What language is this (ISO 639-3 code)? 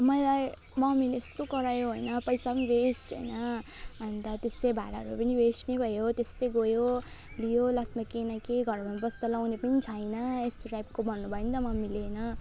nep